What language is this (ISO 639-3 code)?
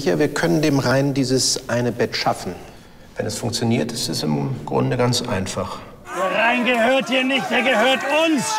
deu